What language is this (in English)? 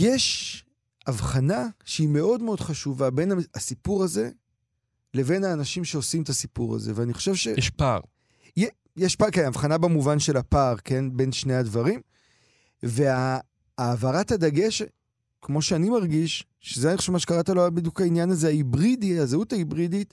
Hebrew